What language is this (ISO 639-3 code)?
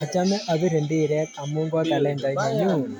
kln